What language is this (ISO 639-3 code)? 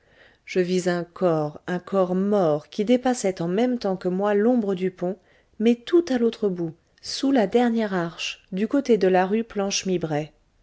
fra